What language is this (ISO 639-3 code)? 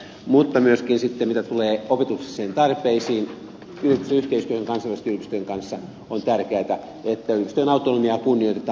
fin